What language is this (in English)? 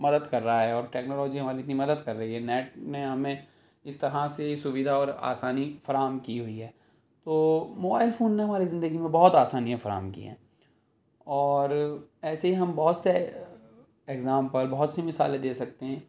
Urdu